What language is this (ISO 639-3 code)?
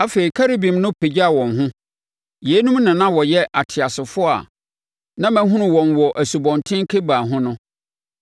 aka